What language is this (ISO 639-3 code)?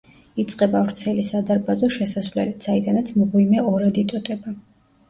kat